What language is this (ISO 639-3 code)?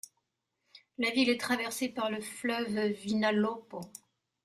fra